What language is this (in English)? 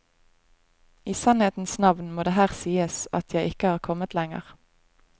Norwegian